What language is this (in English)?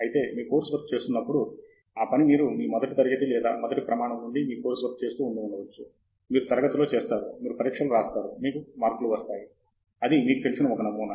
Telugu